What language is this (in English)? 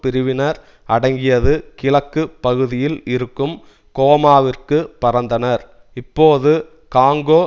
Tamil